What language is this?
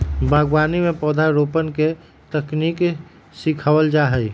Magahi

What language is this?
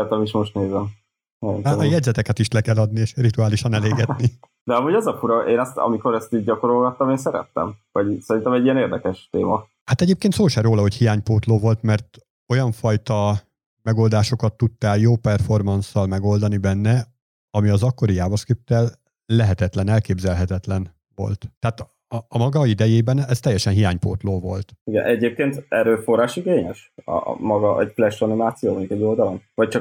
Hungarian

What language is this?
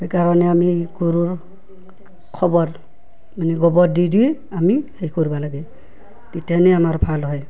Assamese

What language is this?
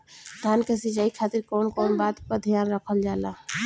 Bhojpuri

